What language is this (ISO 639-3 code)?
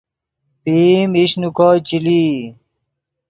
ydg